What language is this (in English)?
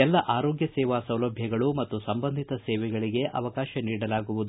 Kannada